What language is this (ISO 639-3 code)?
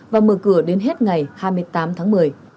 vie